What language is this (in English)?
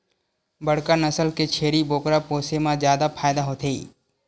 Chhattisgarhi